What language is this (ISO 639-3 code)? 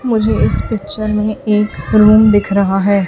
hin